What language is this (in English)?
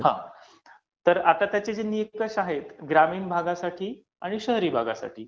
Marathi